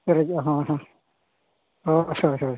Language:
Santali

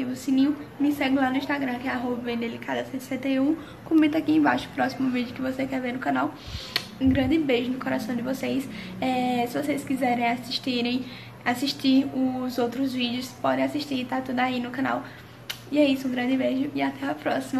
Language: Portuguese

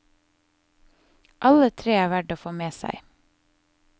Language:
Norwegian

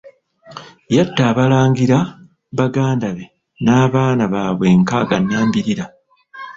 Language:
Ganda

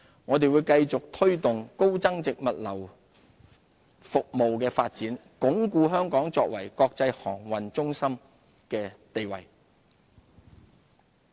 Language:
Cantonese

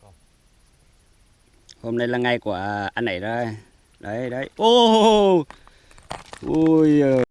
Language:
Vietnamese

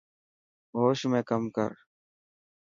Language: Dhatki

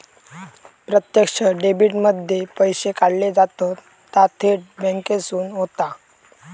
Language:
Marathi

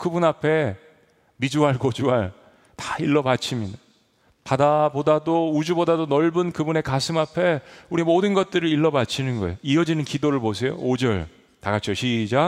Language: Korean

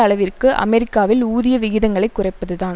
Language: Tamil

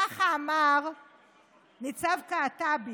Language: Hebrew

